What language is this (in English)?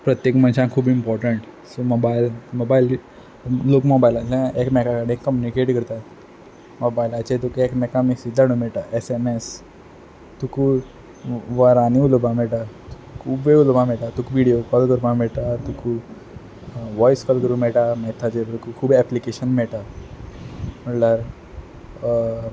Konkani